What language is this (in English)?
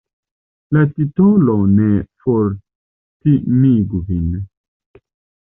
Esperanto